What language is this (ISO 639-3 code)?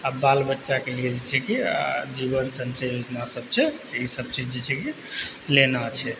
mai